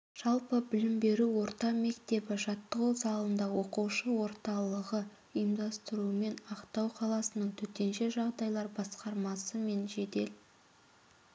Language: Kazakh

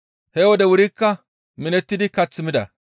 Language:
Gamo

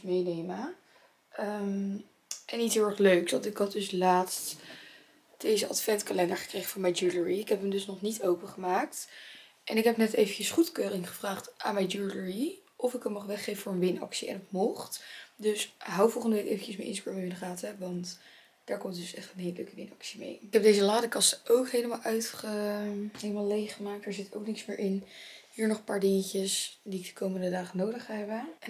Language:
Dutch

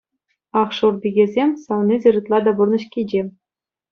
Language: Chuvash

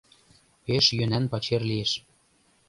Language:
Mari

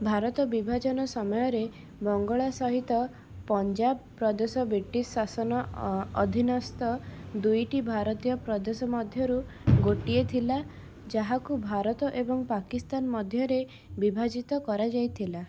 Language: Odia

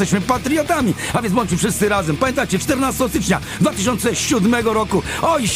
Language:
Polish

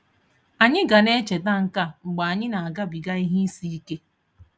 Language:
Igbo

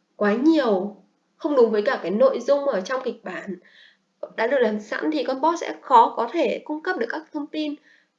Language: Vietnamese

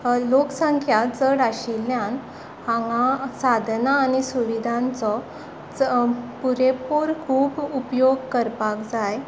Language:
Konkani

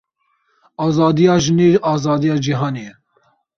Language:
Kurdish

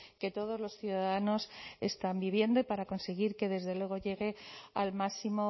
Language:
Spanish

